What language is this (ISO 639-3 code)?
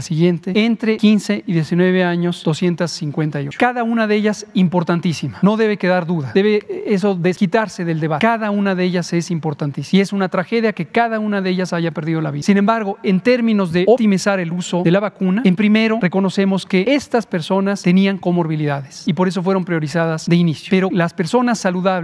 spa